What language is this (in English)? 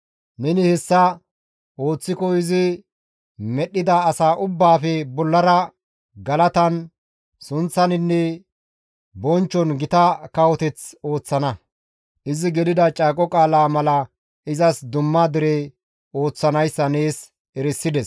Gamo